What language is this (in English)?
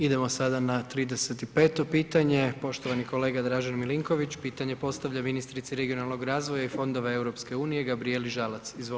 Croatian